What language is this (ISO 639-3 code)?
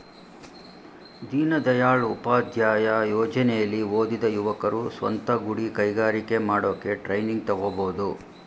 kan